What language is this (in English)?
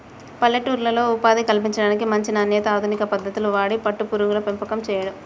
Telugu